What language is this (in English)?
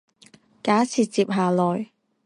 Chinese